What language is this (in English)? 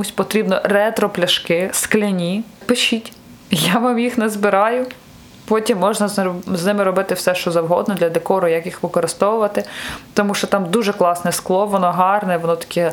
Ukrainian